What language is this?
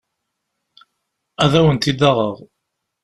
Kabyle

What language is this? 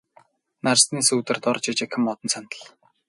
Mongolian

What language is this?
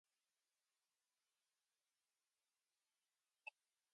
English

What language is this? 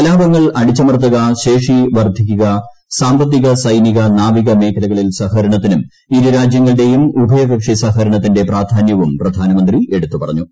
Malayalam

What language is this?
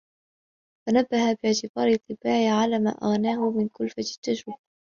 Arabic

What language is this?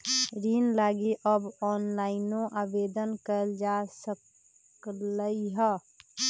Magahi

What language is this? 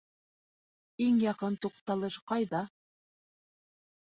Bashkir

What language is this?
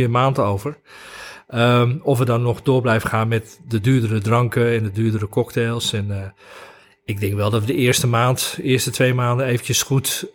Dutch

